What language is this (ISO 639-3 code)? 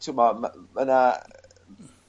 cym